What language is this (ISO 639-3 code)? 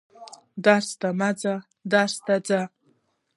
pus